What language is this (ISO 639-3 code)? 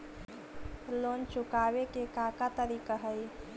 mag